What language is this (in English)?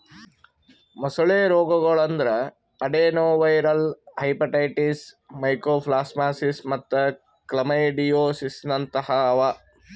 Kannada